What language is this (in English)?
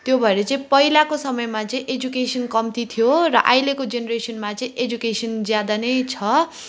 Nepali